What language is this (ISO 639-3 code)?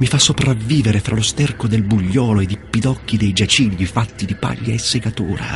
ita